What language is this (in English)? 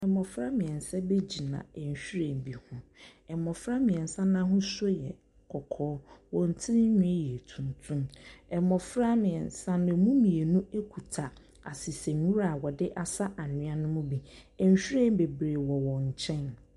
Akan